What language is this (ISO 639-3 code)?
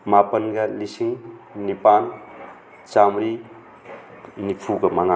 mni